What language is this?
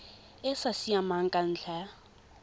Tswana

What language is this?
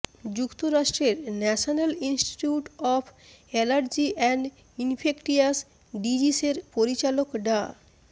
Bangla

